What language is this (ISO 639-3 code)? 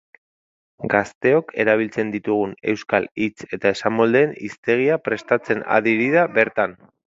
eus